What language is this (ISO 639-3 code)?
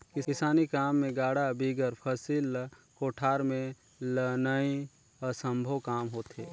hne